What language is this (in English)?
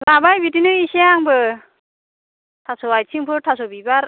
Bodo